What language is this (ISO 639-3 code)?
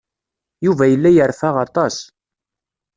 kab